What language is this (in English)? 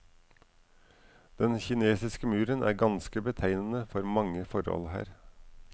Norwegian